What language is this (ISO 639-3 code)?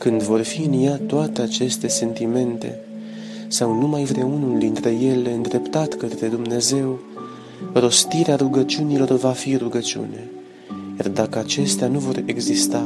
ron